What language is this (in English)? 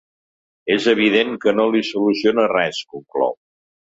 Catalan